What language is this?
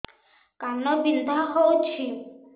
Odia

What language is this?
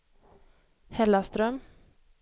Swedish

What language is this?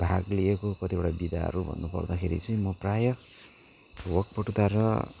Nepali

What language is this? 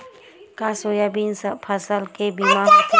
Chhattisgarhi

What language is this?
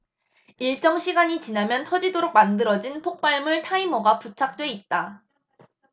Korean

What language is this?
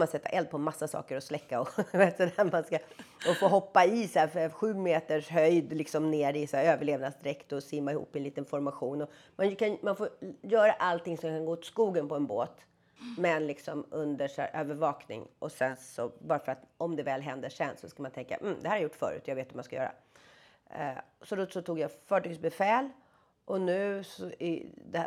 Swedish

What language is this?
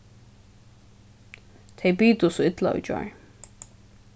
Faroese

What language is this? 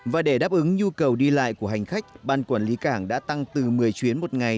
Vietnamese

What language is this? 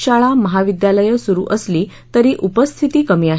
Marathi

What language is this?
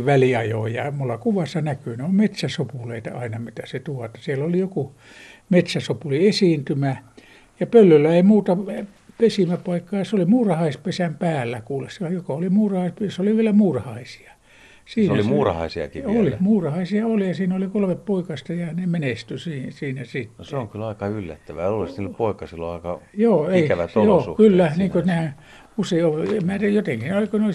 Finnish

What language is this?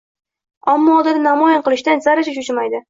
Uzbek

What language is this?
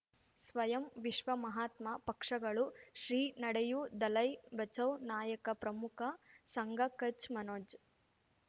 Kannada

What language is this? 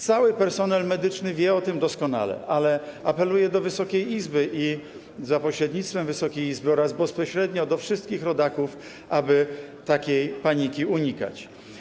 Polish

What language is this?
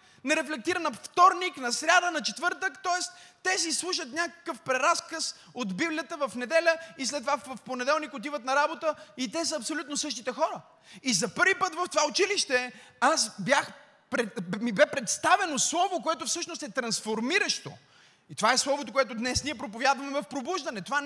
Bulgarian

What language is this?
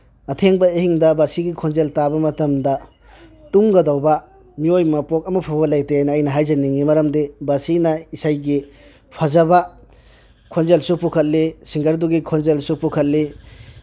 Manipuri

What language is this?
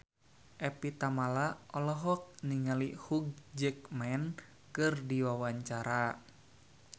Sundanese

